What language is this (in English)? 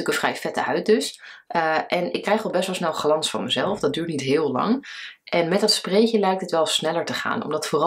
Dutch